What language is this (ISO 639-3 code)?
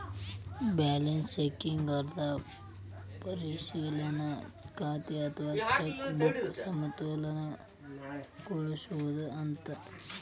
kan